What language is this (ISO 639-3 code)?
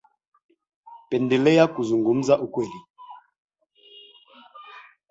swa